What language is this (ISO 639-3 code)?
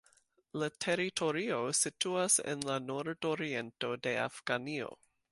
epo